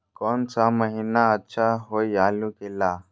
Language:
Magahi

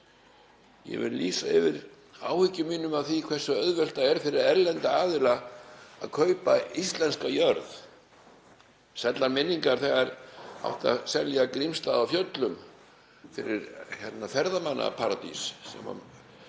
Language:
Icelandic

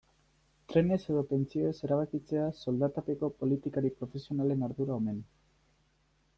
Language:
Basque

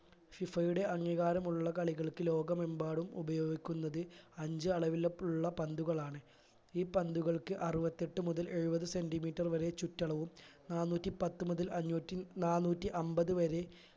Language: Malayalam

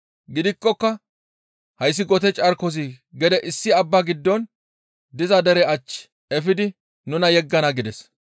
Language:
Gamo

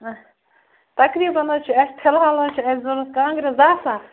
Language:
Kashmiri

